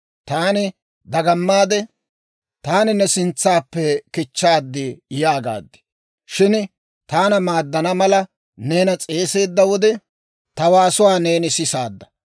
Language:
Dawro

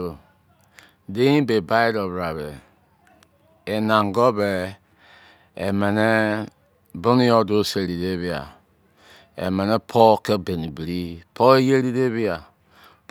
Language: Izon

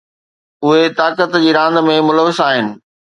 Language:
Sindhi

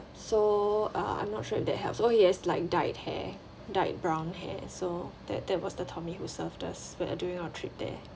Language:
English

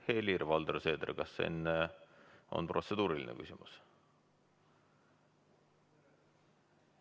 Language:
Estonian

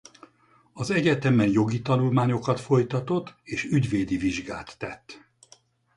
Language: Hungarian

